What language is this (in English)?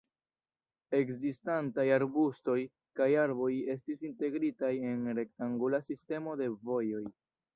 Esperanto